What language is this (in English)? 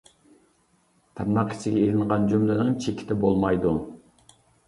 Uyghur